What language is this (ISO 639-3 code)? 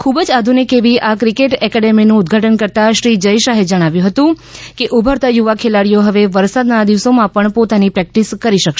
guj